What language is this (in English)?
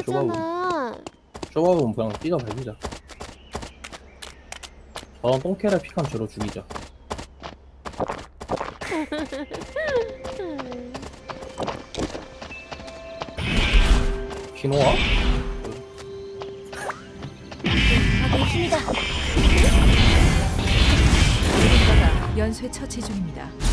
Korean